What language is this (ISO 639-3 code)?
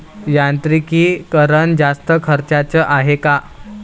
mar